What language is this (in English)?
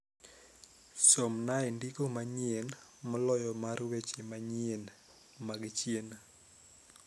Luo (Kenya and Tanzania)